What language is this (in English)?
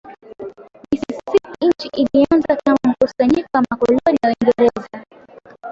Swahili